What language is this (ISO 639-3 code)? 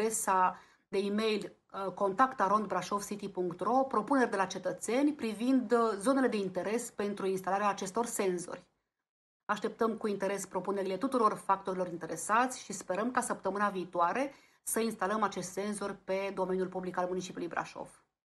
ron